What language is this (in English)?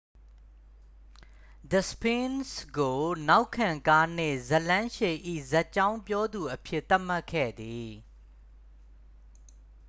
Burmese